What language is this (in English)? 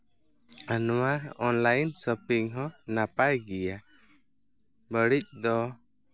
Santali